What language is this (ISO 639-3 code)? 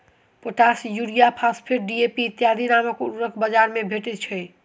mai